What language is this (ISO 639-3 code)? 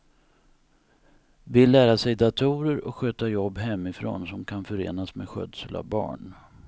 swe